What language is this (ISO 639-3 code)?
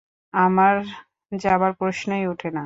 ben